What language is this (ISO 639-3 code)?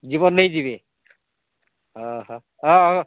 ori